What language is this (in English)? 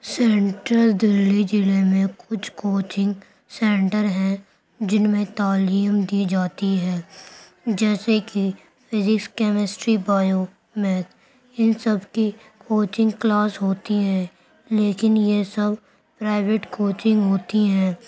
Urdu